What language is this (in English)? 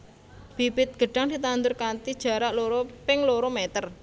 Javanese